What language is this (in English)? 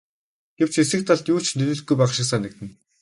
Mongolian